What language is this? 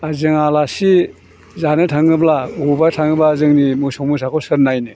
Bodo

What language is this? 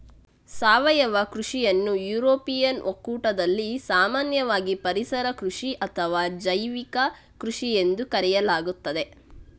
Kannada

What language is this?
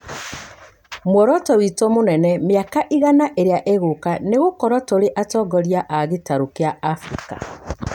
Kikuyu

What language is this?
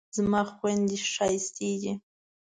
Pashto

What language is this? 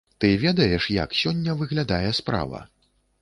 Belarusian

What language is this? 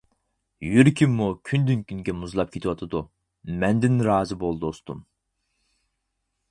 Uyghur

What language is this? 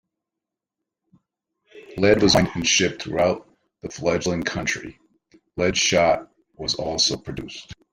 English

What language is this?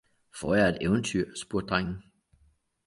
Danish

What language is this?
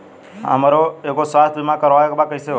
Bhojpuri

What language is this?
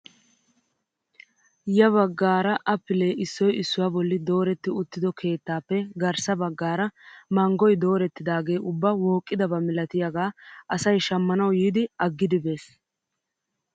Wolaytta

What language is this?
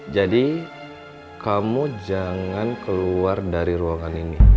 Indonesian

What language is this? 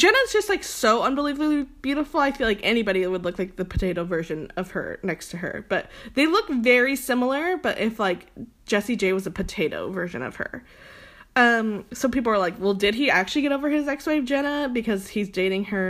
English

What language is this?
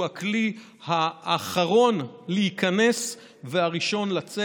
Hebrew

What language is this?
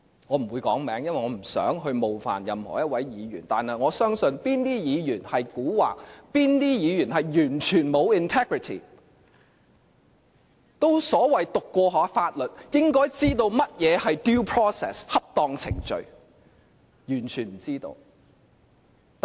Cantonese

